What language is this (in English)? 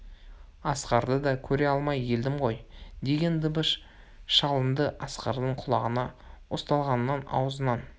Kazakh